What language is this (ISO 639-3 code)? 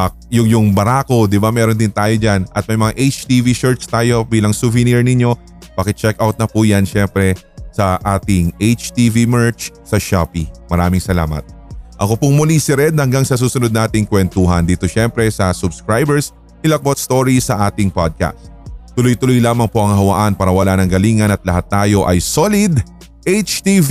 fil